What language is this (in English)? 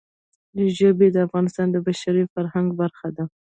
Pashto